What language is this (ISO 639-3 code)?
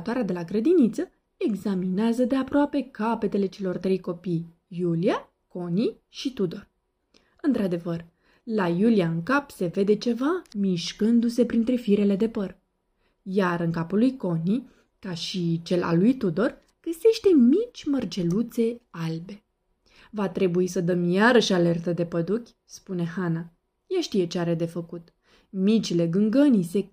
ron